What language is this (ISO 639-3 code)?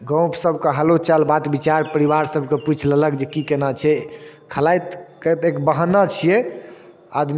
mai